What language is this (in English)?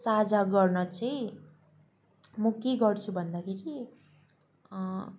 Nepali